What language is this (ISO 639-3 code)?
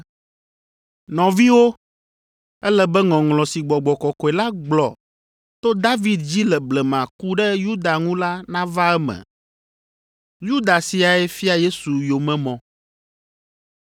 ewe